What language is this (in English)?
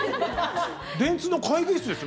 Japanese